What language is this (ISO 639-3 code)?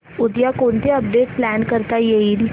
mar